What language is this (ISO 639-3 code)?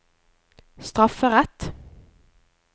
nor